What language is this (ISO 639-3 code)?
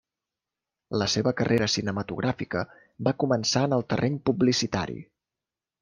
cat